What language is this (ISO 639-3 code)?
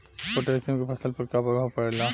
bho